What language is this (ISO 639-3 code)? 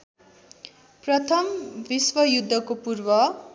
nep